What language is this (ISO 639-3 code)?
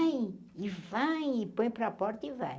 por